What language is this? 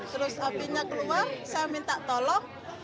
Indonesian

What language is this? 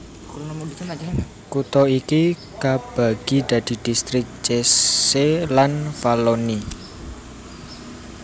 Javanese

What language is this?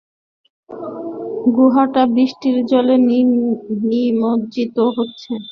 Bangla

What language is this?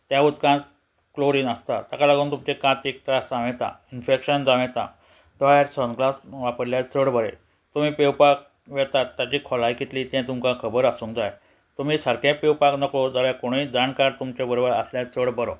Konkani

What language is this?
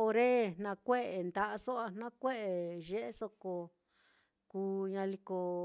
Mitlatongo Mixtec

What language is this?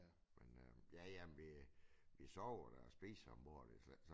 Danish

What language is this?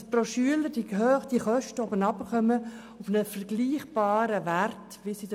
Swiss German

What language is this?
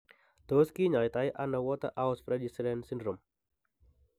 Kalenjin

